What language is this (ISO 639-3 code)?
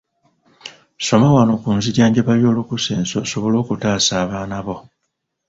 lug